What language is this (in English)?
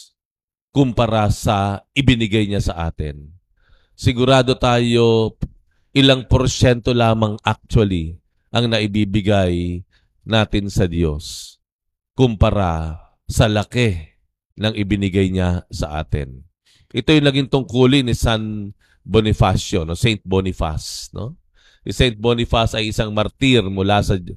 Filipino